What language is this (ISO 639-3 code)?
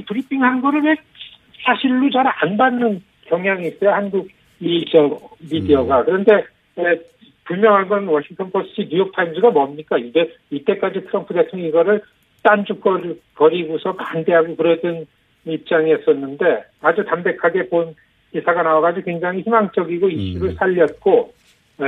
kor